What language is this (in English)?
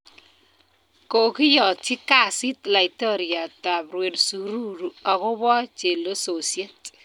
Kalenjin